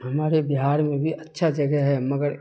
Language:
Urdu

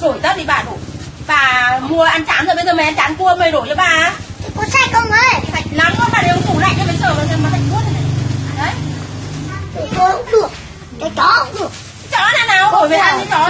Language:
Vietnamese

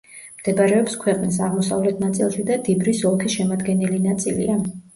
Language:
Georgian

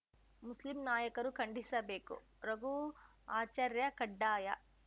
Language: Kannada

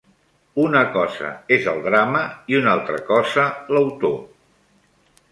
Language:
Catalan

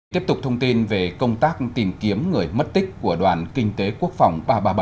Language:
Vietnamese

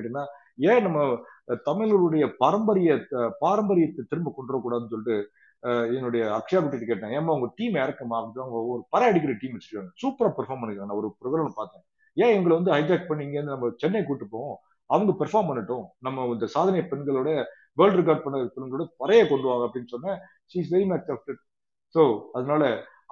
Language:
Tamil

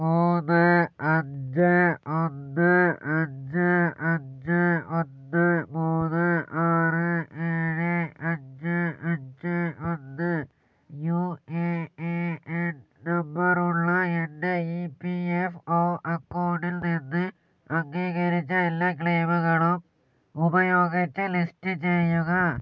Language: Malayalam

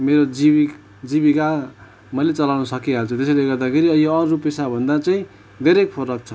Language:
Nepali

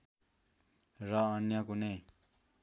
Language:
Nepali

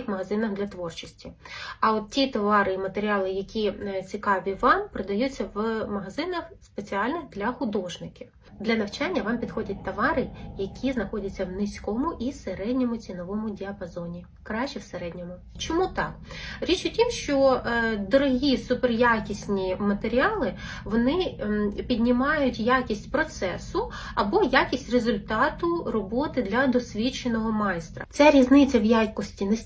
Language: Ukrainian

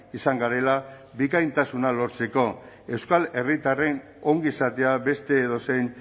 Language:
Basque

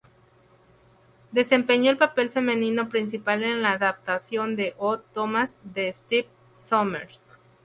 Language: Spanish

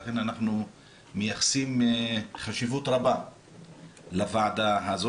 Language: Hebrew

